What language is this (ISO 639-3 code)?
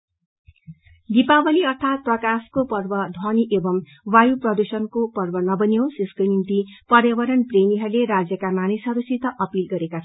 nep